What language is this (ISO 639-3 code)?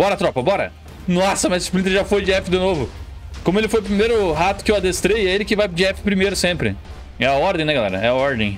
por